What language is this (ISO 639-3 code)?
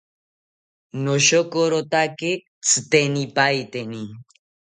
cpy